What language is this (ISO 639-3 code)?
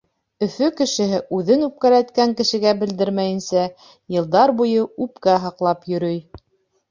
bak